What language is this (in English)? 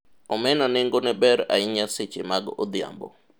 Luo (Kenya and Tanzania)